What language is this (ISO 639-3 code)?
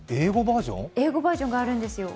jpn